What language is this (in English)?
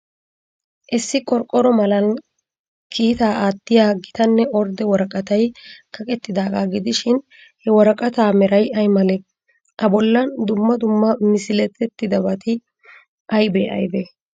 Wolaytta